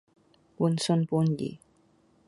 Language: Cantonese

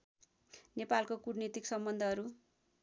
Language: Nepali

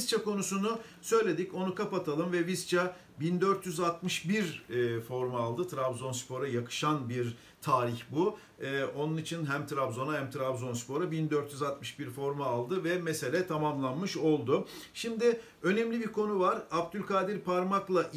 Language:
Turkish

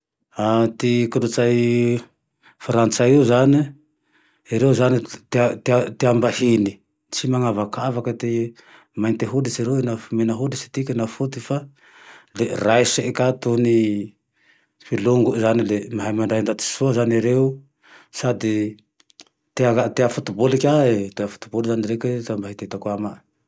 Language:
Tandroy-Mahafaly Malagasy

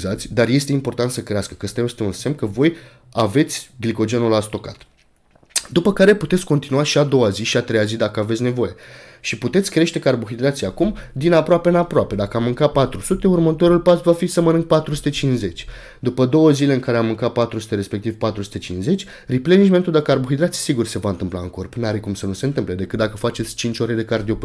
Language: Romanian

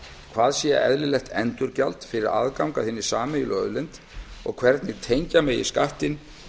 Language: Icelandic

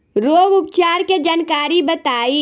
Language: Bhojpuri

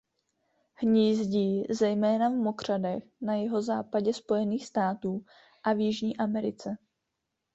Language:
Czech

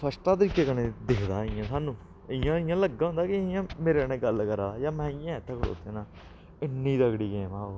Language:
Dogri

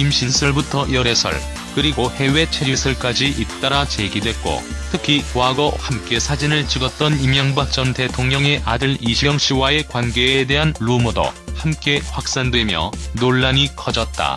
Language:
Korean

